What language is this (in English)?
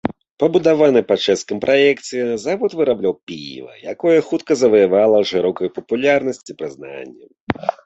Belarusian